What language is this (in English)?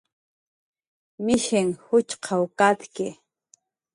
Jaqaru